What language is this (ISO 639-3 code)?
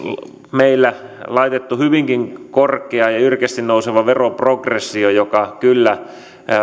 fin